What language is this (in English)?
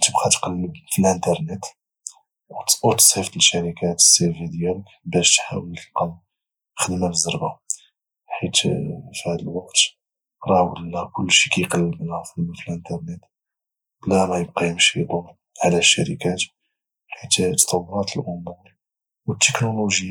Moroccan Arabic